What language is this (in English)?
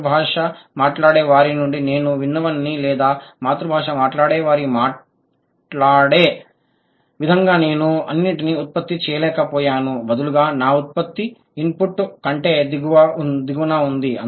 Telugu